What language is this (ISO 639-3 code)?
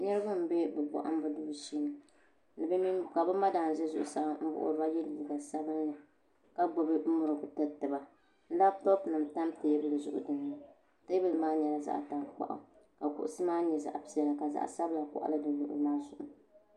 dag